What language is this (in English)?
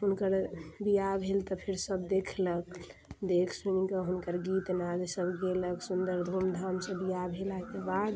Maithili